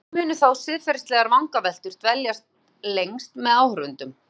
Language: Icelandic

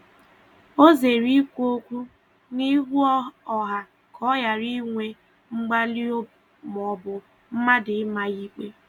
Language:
Igbo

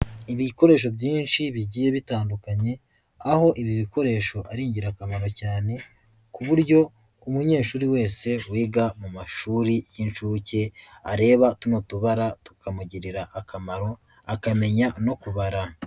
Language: Kinyarwanda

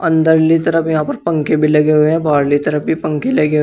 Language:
Hindi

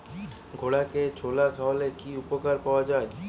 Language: Bangla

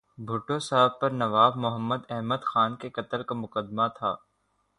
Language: Urdu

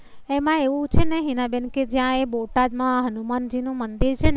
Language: Gujarati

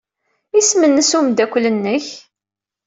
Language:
Kabyle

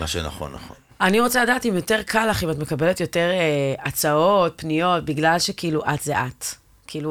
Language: Hebrew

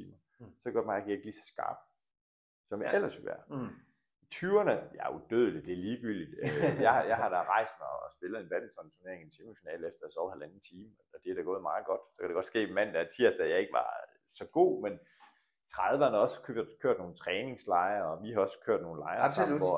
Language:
Danish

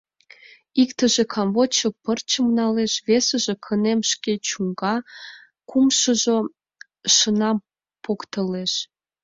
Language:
Mari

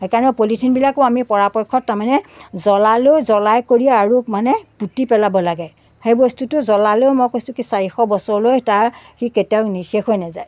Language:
Assamese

